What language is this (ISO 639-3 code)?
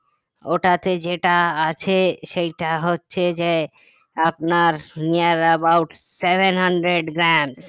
ben